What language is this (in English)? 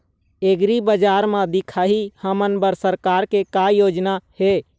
Chhattisgarhi